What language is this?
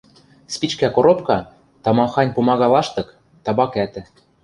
Western Mari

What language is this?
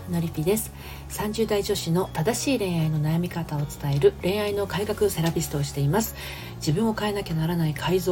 Japanese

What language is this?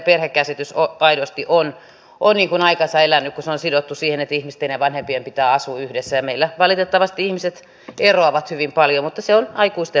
Finnish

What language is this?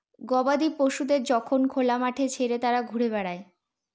Bangla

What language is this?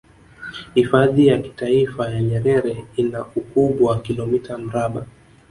Swahili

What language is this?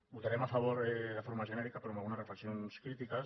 Catalan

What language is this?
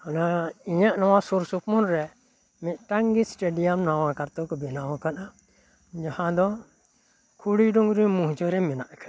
Santali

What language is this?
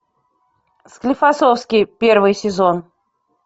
Russian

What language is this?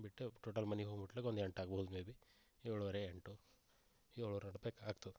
Kannada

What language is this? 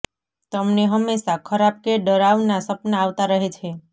Gujarati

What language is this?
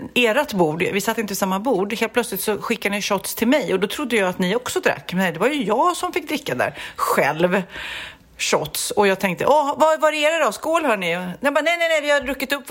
Swedish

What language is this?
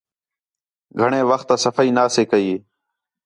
Khetrani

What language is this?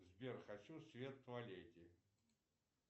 Russian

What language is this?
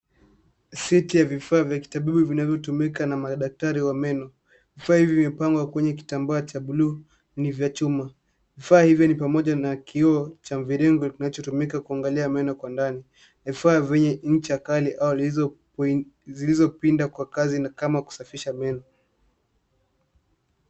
Swahili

